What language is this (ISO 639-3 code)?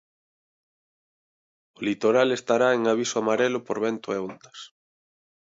glg